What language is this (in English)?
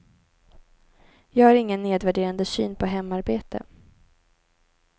Swedish